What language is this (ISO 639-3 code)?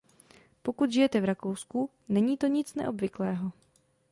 ces